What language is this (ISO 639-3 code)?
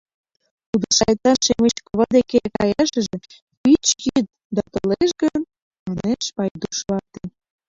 chm